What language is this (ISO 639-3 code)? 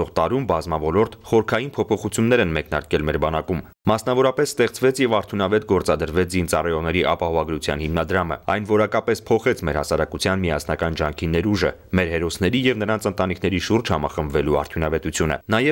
rus